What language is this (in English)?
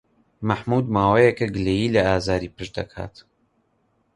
Central Kurdish